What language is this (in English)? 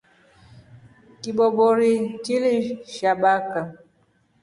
Rombo